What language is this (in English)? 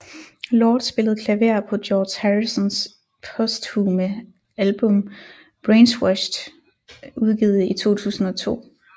Danish